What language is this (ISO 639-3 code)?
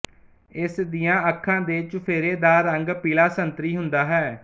pan